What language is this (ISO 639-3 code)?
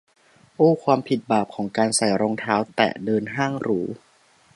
tha